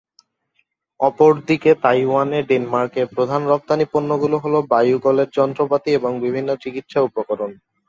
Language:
Bangla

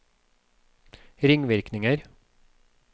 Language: Norwegian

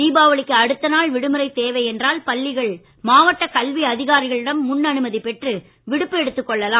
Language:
Tamil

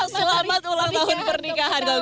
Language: Indonesian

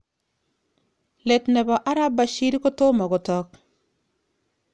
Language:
Kalenjin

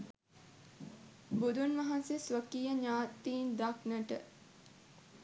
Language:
Sinhala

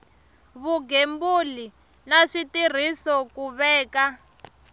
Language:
Tsonga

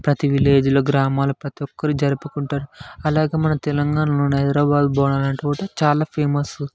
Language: Telugu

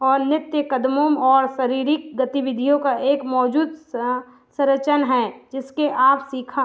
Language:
Hindi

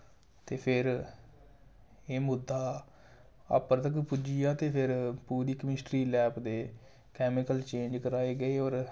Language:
Dogri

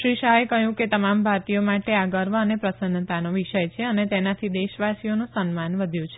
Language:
Gujarati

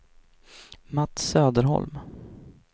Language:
Swedish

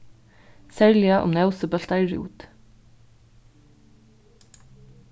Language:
Faroese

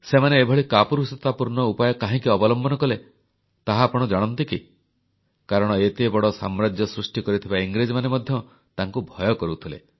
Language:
Odia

